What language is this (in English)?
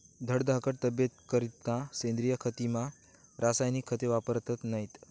Marathi